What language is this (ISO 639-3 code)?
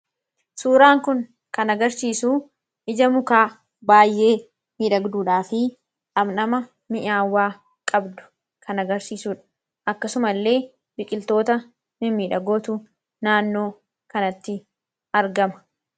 orm